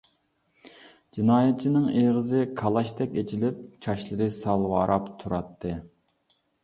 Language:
Uyghur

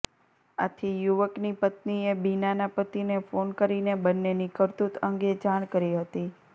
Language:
Gujarati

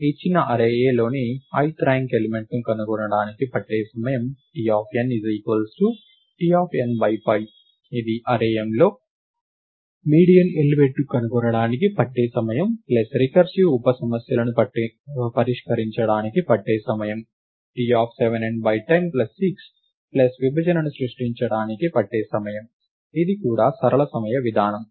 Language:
Telugu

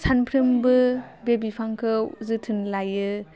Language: Bodo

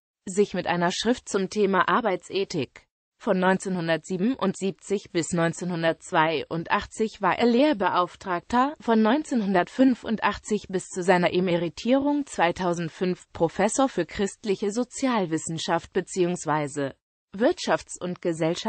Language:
German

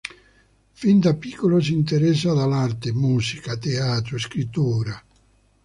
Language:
Italian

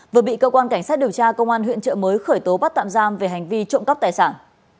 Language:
Vietnamese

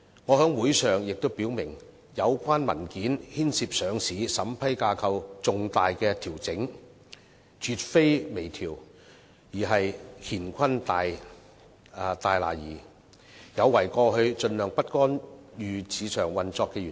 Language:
Cantonese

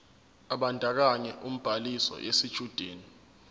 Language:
Zulu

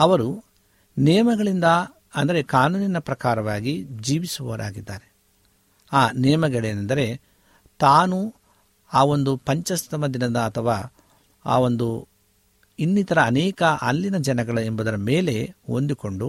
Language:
Kannada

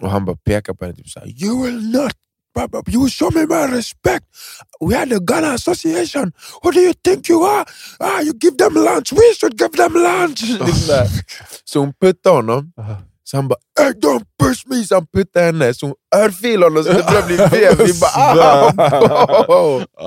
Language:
Swedish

